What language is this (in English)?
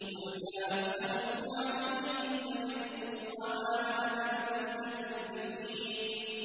Arabic